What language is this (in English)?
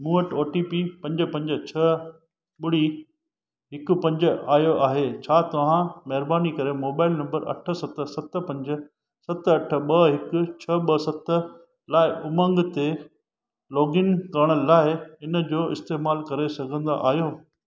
Sindhi